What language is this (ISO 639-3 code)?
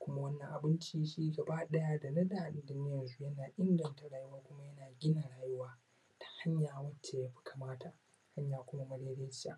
hau